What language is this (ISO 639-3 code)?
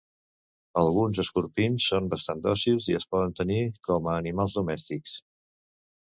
cat